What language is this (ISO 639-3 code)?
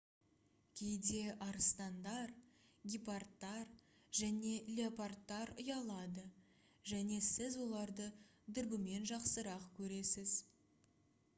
kaz